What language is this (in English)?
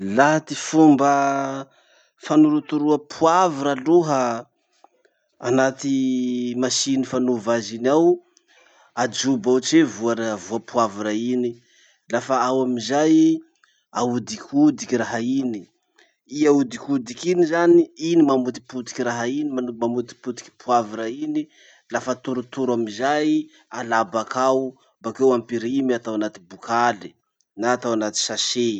Masikoro Malagasy